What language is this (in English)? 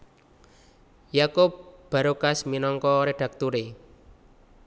Javanese